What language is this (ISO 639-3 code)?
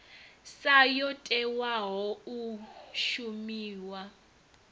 ven